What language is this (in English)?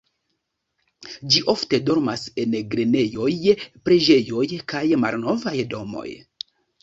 Esperanto